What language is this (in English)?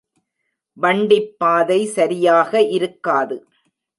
Tamil